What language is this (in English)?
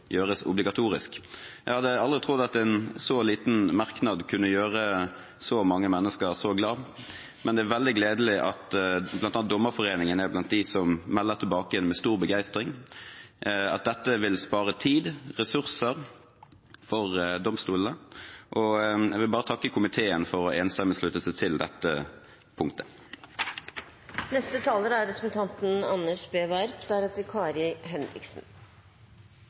Norwegian Bokmål